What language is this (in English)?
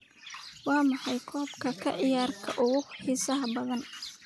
Somali